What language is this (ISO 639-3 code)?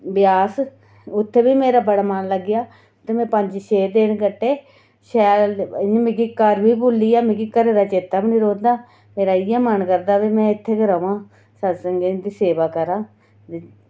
doi